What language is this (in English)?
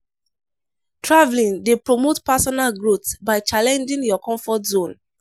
Nigerian Pidgin